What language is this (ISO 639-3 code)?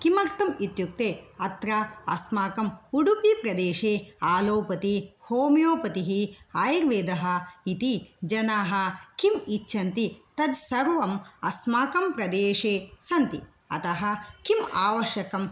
san